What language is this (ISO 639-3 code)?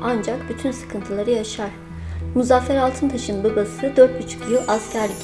tur